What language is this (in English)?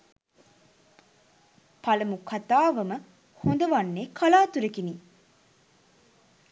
Sinhala